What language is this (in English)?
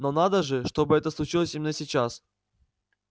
Russian